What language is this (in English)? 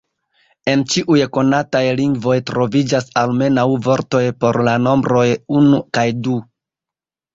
Esperanto